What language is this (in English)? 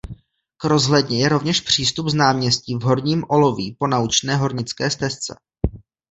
Czech